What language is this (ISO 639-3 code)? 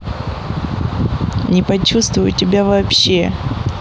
rus